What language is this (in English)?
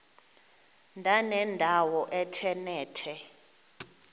Xhosa